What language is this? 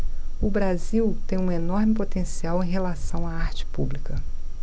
Portuguese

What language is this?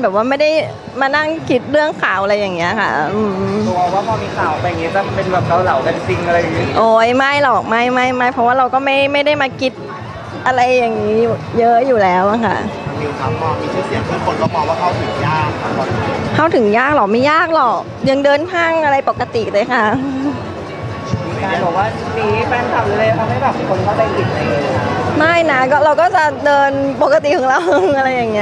Thai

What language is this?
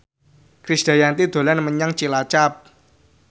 Javanese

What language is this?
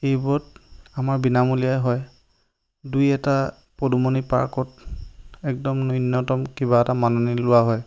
Assamese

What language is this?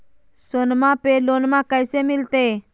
Magahi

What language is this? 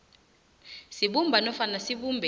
South Ndebele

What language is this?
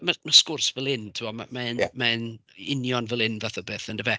Welsh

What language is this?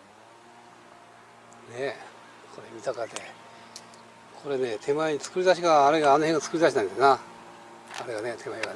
Japanese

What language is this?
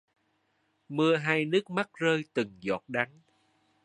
Vietnamese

